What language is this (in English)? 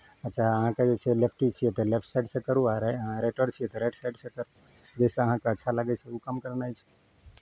Maithili